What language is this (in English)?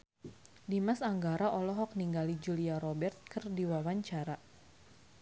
Sundanese